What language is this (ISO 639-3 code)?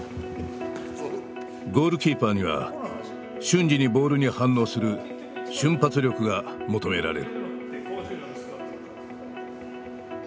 jpn